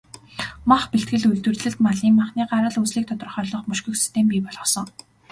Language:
Mongolian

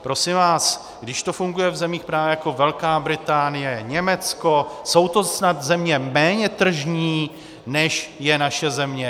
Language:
Czech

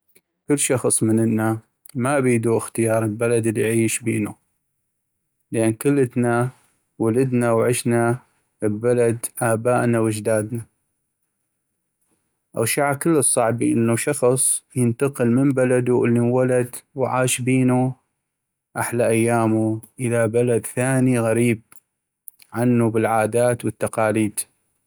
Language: North Mesopotamian Arabic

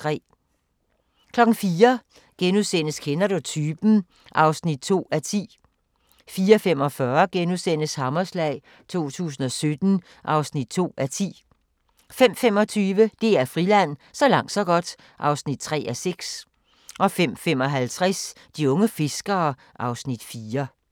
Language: Danish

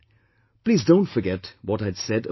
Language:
English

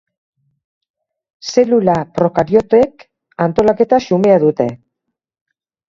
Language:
Basque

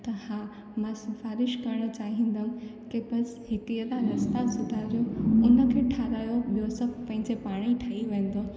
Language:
Sindhi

